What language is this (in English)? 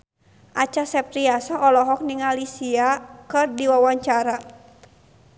Sundanese